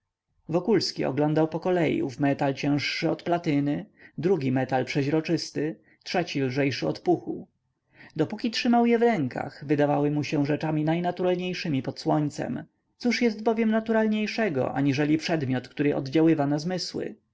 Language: Polish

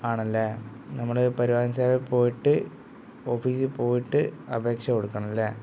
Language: Malayalam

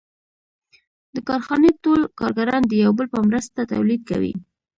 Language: Pashto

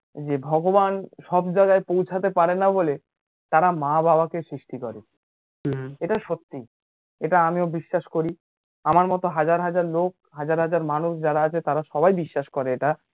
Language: Bangla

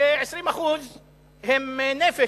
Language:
Hebrew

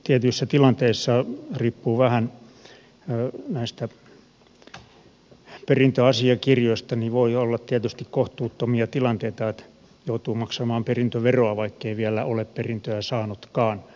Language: Finnish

